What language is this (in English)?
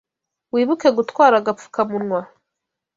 Kinyarwanda